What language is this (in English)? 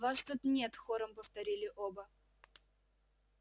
Russian